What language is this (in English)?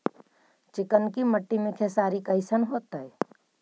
Magahi